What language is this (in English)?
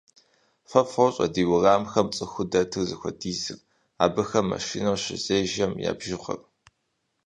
Kabardian